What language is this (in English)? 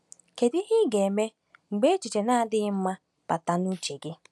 Igbo